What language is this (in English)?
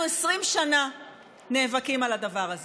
Hebrew